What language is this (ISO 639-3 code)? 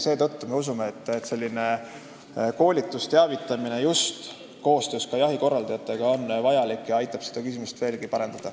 est